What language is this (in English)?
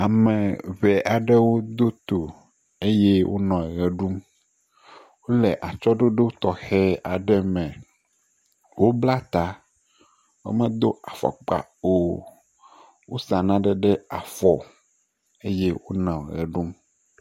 Ewe